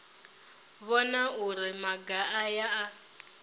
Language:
Venda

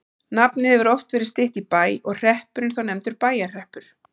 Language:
Icelandic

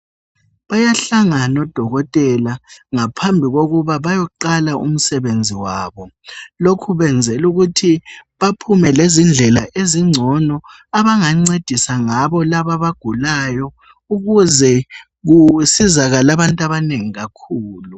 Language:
North Ndebele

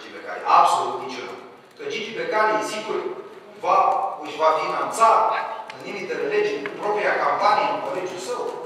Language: Romanian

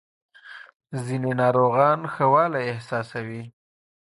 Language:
Pashto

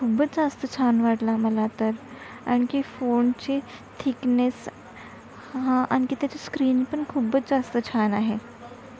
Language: Marathi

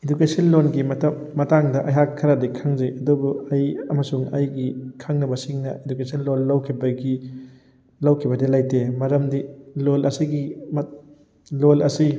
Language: Manipuri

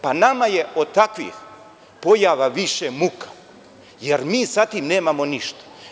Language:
Serbian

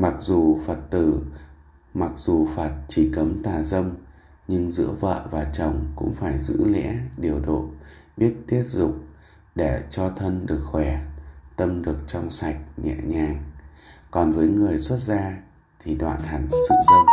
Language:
Vietnamese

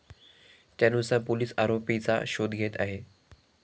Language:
Marathi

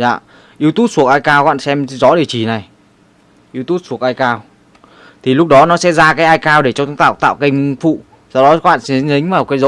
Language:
Vietnamese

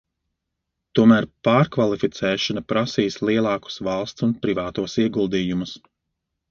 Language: Latvian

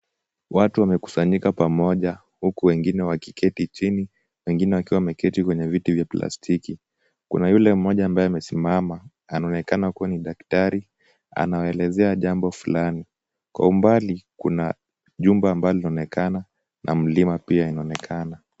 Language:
Swahili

